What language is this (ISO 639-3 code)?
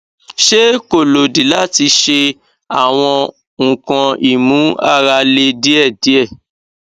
yor